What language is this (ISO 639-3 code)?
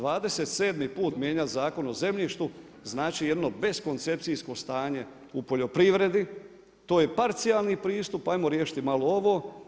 hrv